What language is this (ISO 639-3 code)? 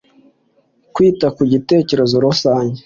kin